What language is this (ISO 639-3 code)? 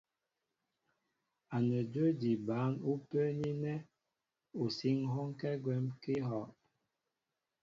mbo